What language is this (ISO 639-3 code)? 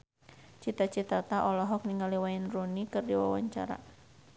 sun